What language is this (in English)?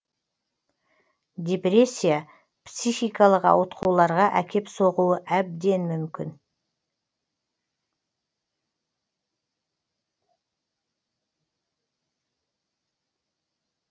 Kazakh